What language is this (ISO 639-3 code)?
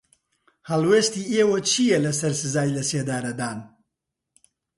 ckb